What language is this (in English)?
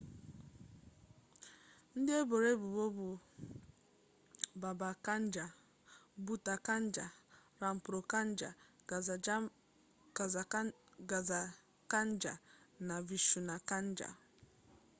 Igbo